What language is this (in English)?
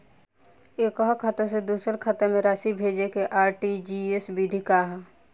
Bhojpuri